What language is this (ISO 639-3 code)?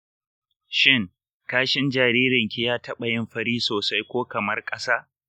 hau